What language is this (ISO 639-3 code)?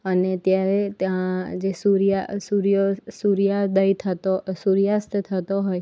guj